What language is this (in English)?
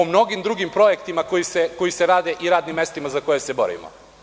Serbian